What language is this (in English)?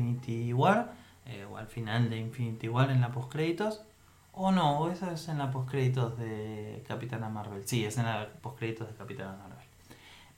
Spanish